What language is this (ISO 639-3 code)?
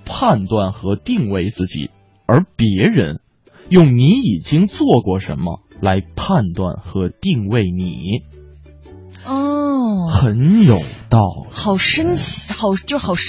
zho